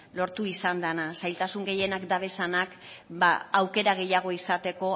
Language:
Basque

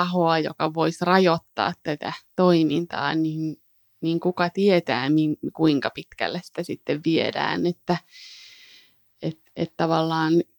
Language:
Finnish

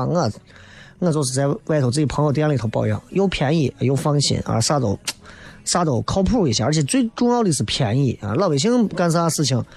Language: Chinese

